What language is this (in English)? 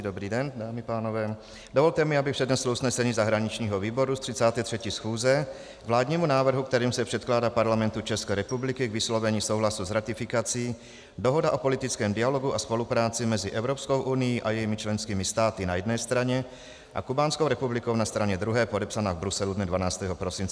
Czech